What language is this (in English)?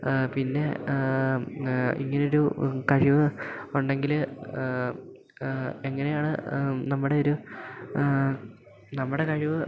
Malayalam